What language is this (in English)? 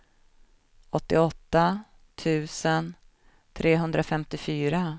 Swedish